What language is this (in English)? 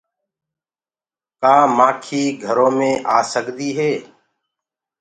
Gurgula